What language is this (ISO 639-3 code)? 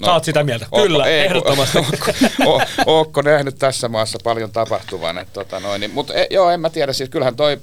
fin